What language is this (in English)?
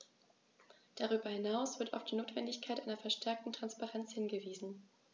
German